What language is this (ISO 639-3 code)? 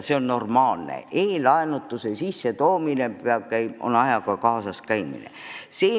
est